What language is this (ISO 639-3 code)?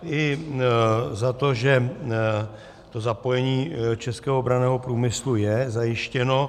ces